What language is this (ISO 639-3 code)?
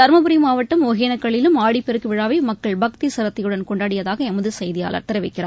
tam